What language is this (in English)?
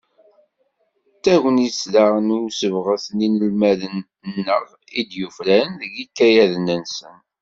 Kabyle